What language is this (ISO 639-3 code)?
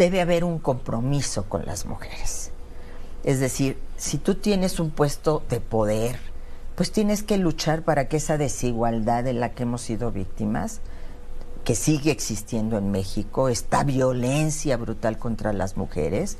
spa